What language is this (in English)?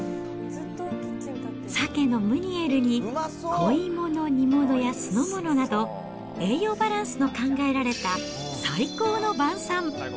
Japanese